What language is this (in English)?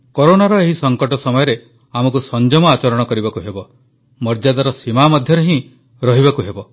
Odia